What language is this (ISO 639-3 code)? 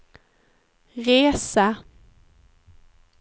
swe